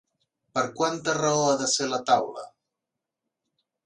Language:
Catalan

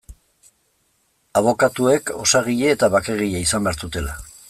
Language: Basque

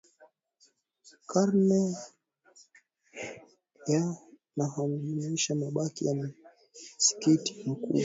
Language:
Swahili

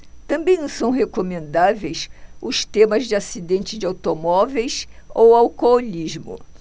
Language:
Portuguese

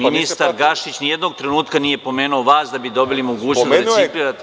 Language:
Serbian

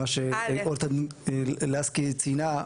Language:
Hebrew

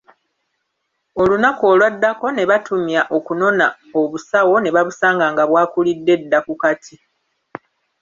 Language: Ganda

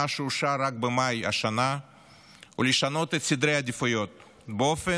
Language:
Hebrew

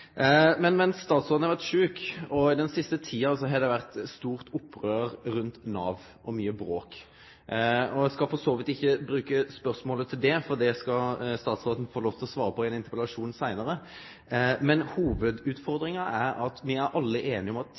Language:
Norwegian Nynorsk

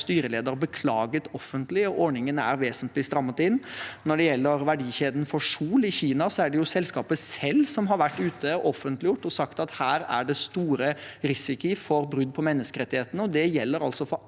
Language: Norwegian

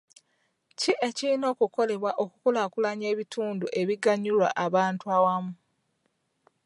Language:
Ganda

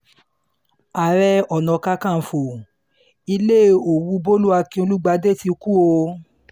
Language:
Yoruba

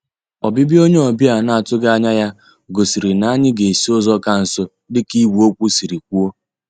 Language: Igbo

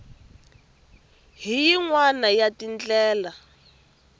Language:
Tsonga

